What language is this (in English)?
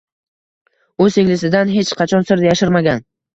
Uzbek